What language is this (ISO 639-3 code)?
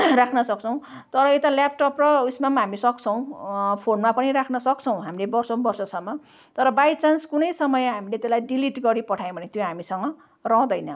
nep